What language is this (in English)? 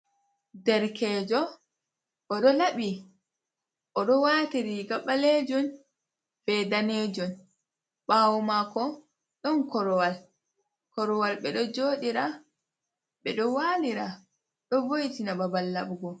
Fula